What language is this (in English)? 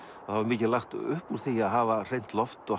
Icelandic